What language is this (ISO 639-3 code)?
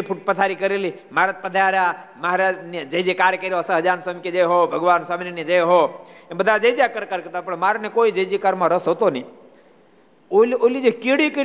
guj